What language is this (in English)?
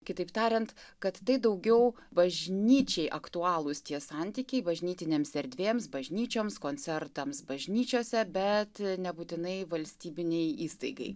Lithuanian